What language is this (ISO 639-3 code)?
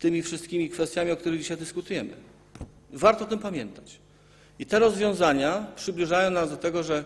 pol